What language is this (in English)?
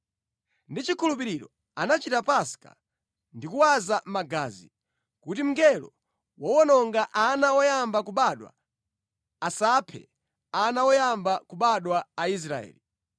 Nyanja